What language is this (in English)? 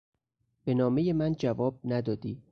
Persian